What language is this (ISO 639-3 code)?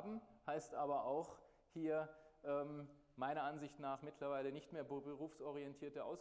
deu